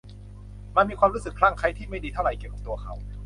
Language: Thai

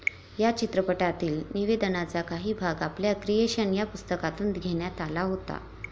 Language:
Marathi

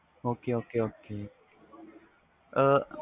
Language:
Punjabi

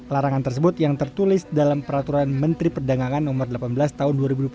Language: Indonesian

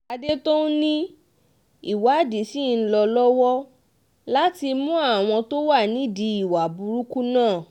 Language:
Yoruba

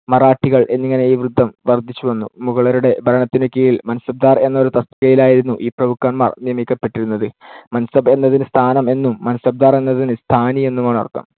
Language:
Malayalam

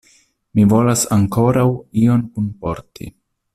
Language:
Esperanto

